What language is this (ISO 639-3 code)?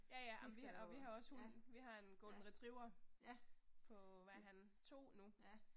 dan